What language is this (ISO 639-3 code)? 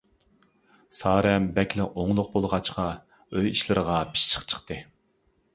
uig